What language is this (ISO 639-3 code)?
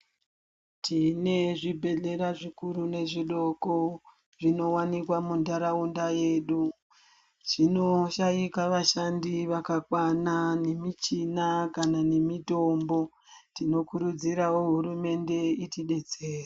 ndc